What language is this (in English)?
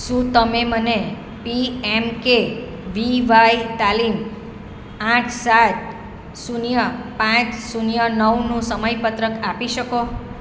Gujarati